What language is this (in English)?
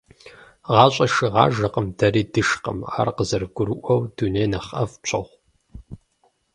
Kabardian